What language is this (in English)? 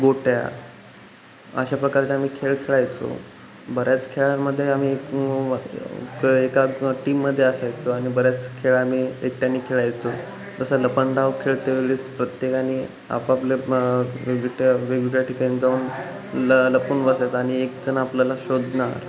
Marathi